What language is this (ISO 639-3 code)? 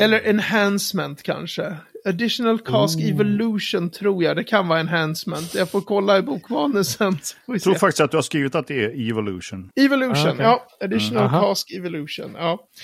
swe